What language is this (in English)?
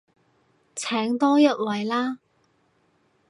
Cantonese